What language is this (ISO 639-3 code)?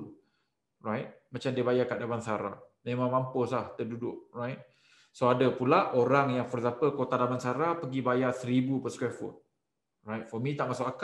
msa